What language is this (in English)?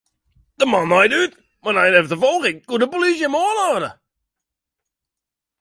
Western Frisian